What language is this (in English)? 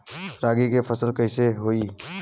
Bhojpuri